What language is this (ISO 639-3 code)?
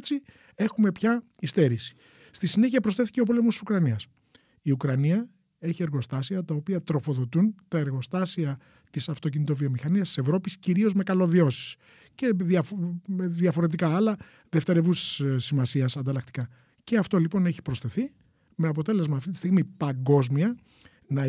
ell